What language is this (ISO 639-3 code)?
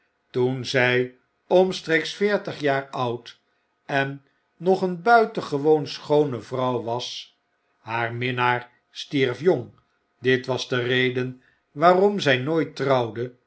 nld